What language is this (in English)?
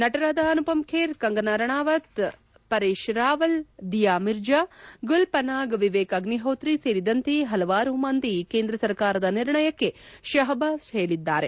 Kannada